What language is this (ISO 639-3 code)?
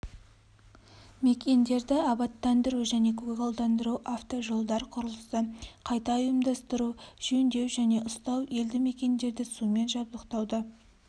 kaz